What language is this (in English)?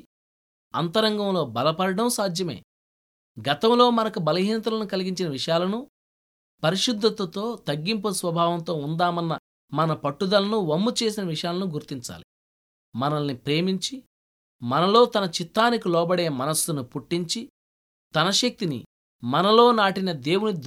Telugu